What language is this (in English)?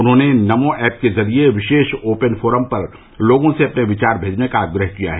Hindi